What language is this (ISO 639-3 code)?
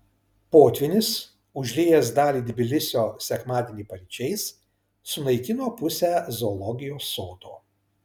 lit